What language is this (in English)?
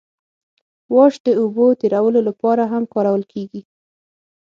Pashto